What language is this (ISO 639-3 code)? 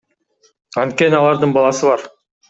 kir